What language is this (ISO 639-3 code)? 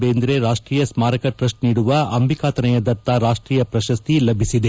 kan